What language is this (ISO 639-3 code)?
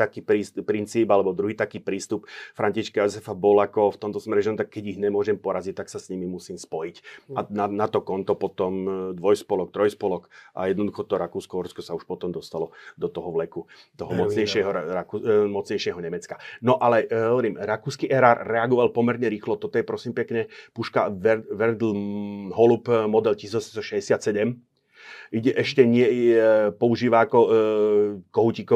slk